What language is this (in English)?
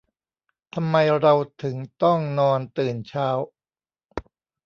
Thai